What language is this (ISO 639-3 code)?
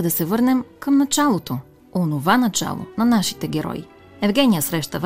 bul